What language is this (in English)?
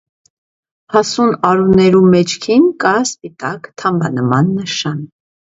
Armenian